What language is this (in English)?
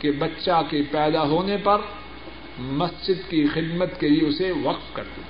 Urdu